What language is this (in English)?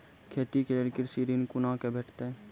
Maithili